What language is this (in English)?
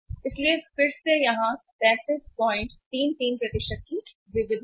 Hindi